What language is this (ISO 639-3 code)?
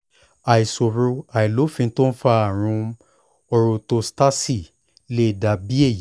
yor